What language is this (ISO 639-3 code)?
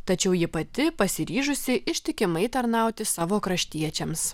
lit